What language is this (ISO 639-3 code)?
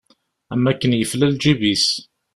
kab